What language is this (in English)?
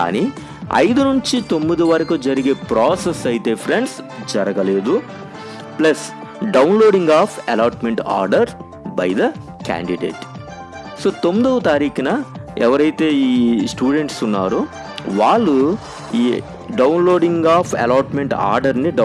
Telugu